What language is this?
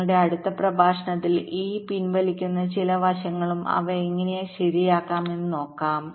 Malayalam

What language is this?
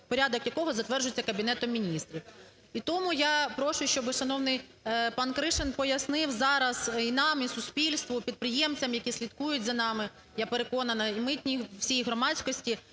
Ukrainian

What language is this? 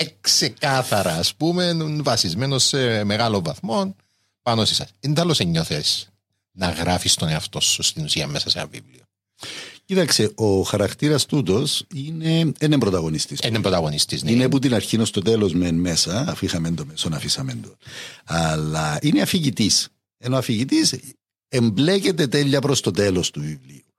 Greek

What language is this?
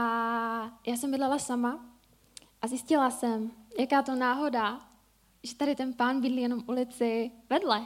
Czech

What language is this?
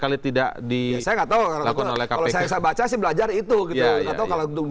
Indonesian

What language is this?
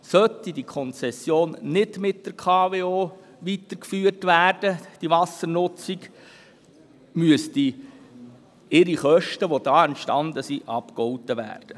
Swiss German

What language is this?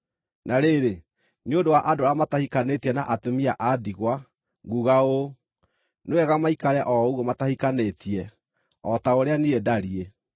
Kikuyu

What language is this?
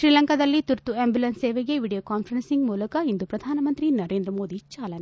Kannada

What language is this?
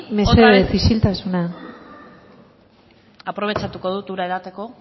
Basque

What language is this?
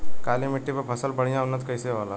Bhojpuri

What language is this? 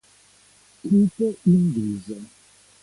Italian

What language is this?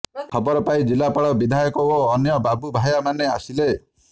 Odia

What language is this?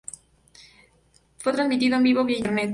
Spanish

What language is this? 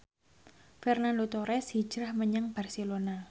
Javanese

